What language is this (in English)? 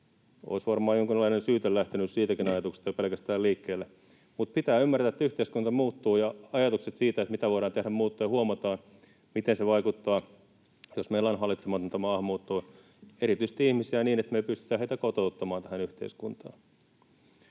Finnish